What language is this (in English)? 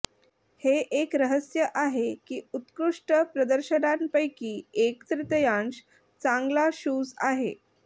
Marathi